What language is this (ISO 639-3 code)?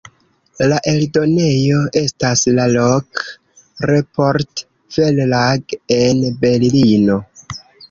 epo